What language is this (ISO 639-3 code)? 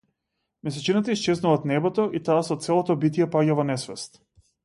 mkd